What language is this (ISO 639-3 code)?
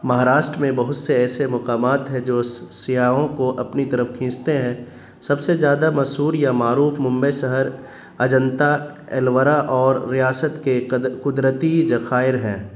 urd